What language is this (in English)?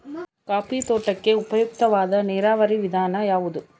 Kannada